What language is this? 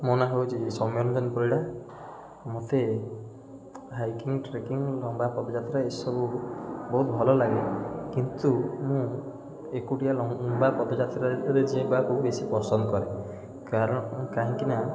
Odia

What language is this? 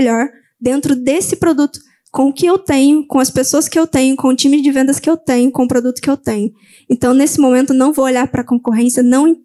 Portuguese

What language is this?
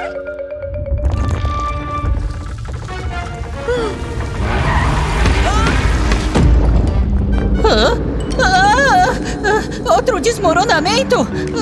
Portuguese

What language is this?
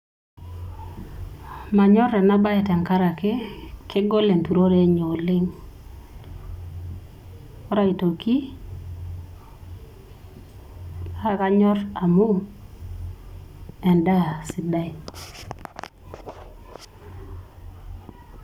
Masai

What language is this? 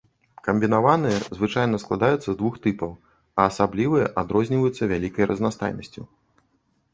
Belarusian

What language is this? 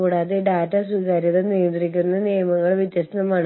Malayalam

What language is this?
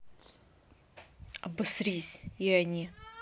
Russian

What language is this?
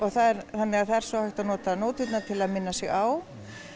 Icelandic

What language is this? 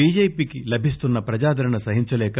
Telugu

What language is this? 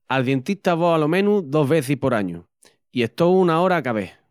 Extremaduran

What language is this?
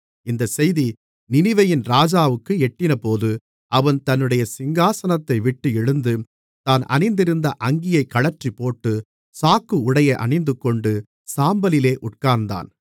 Tamil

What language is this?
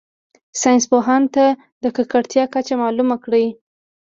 Pashto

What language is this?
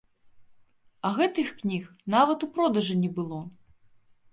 Belarusian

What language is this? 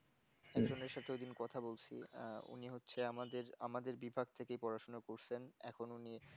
Bangla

